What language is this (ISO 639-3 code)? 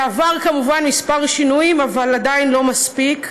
heb